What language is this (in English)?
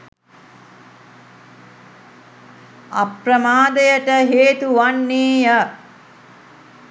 Sinhala